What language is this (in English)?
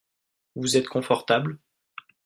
French